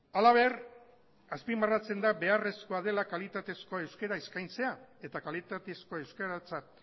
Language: Basque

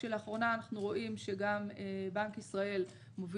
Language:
Hebrew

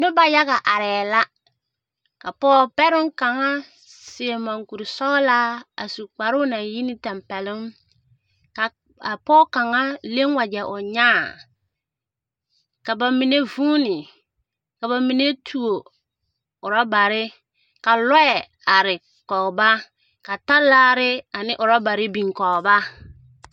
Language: Southern Dagaare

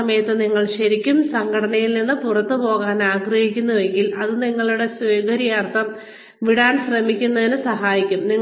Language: Malayalam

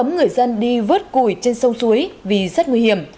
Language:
Vietnamese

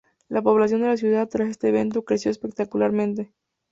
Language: Spanish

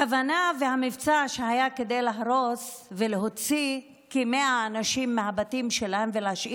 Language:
Hebrew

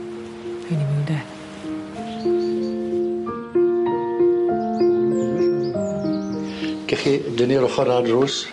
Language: Welsh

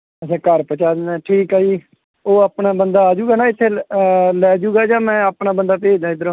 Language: Punjabi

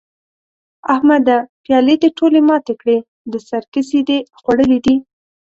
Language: Pashto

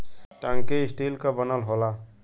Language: Bhojpuri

